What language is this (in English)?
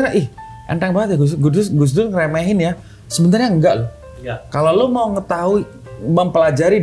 Indonesian